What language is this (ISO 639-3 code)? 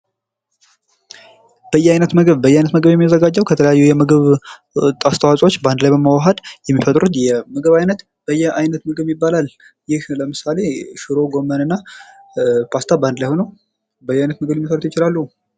amh